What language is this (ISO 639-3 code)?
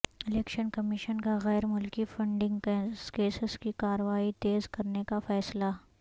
urd